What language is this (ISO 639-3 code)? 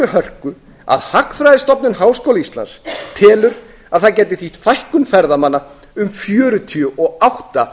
isl